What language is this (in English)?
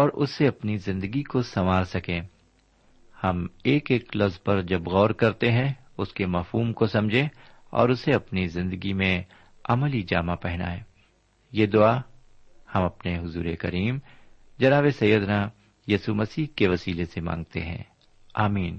Urdu